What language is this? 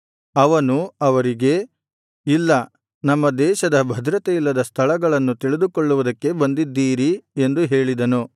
Kannada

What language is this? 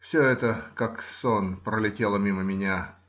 Russian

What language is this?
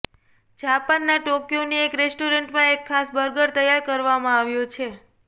Gujarati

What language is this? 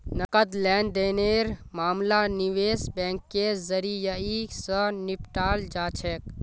Magahi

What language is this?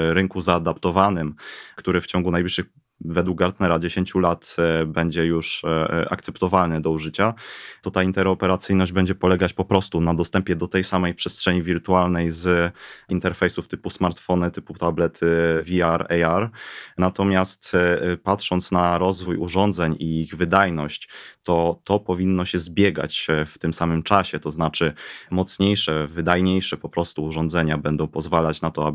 Polish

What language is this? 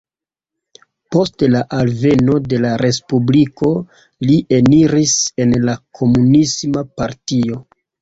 Esperanto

